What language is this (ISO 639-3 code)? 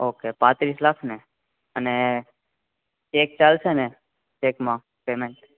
guj